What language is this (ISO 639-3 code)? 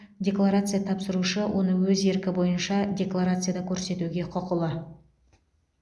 kaz